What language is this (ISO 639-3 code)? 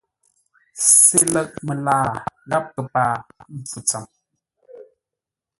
nla